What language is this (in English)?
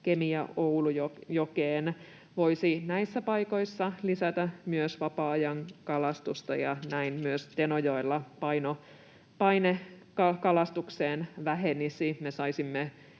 Finnish